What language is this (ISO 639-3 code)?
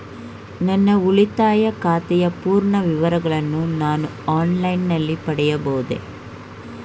kan